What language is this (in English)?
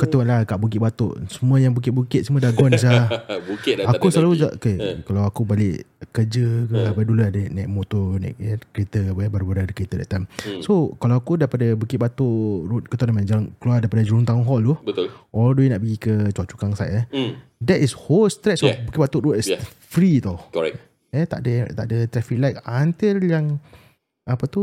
Malay